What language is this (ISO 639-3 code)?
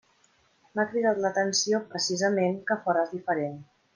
cat